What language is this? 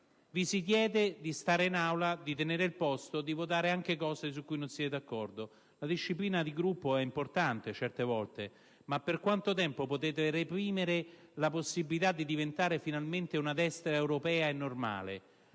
Italian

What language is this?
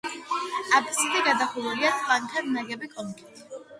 Georgian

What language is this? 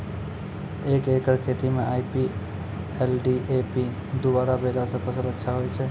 Maithili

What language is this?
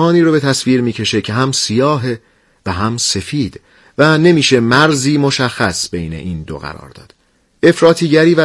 Persian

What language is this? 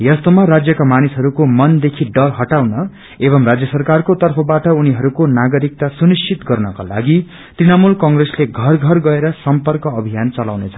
Nepali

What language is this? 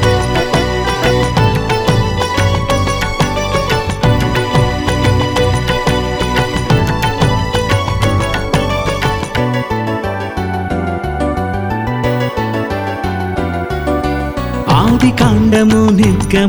Telugu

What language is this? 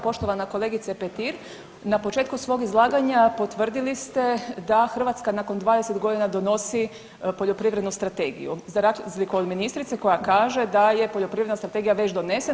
Croatian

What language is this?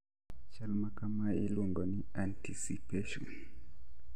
Luo (Kenya and Tanzania)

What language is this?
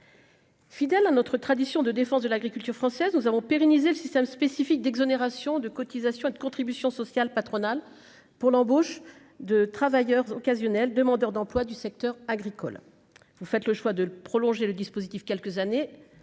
French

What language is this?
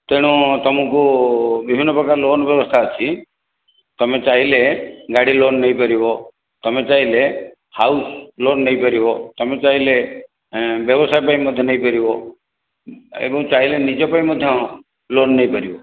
Odia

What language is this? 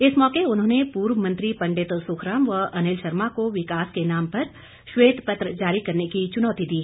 Hindi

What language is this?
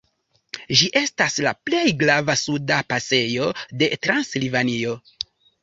Esperanto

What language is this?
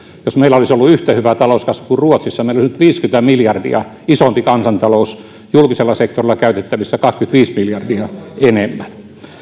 Finnish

